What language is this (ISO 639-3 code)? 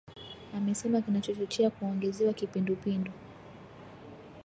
swa